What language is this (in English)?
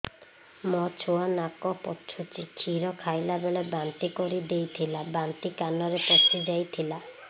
Odia